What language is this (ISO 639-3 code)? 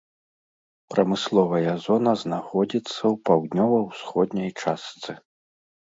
bel